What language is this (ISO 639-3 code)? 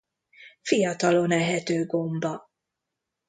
hun